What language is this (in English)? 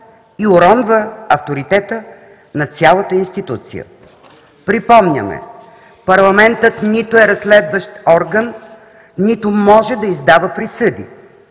Bulgarian